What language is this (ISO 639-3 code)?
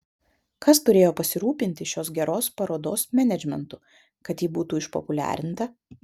lit